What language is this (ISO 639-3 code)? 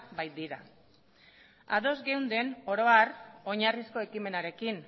eus